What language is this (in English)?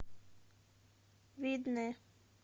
Russian